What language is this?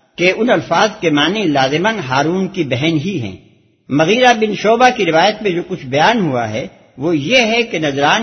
Urdu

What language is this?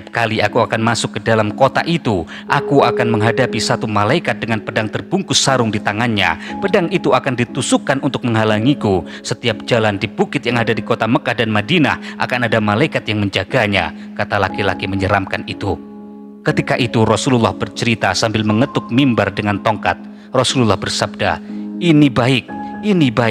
Indonesian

